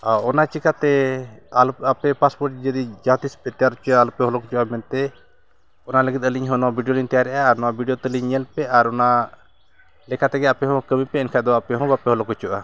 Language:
Santali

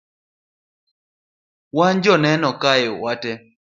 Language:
Luo (Kenya and Tanzania)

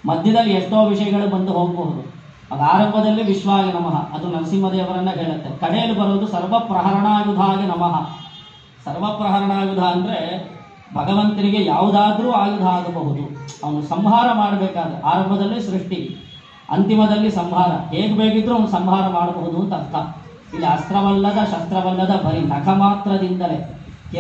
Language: Kannada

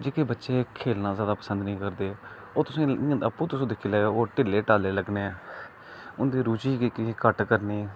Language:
Dogri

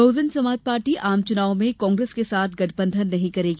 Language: Hindi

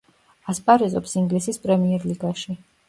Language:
Georgian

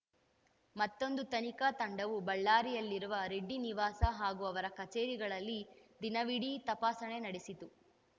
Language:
Kannada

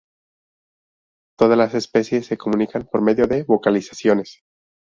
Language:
Spanish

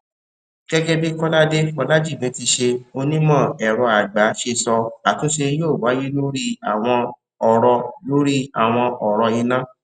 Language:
Yoruba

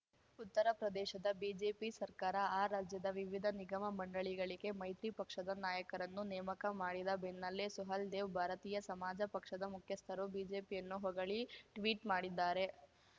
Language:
Kannada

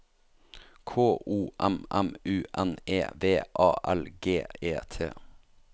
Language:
Norwegian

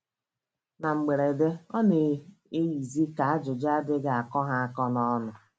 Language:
Igbo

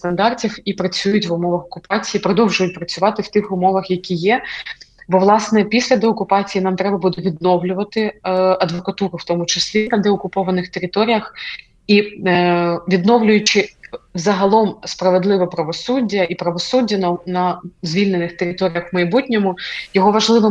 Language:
Ukrainian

